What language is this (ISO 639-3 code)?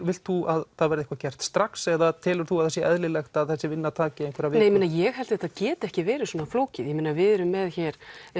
isl